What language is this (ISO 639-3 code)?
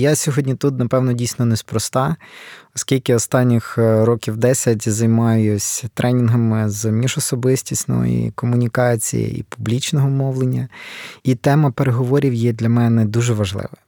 ukr